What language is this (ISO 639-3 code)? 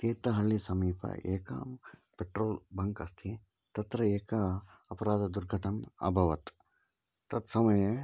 san